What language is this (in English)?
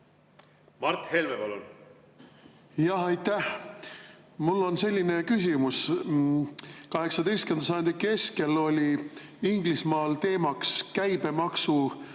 Estonian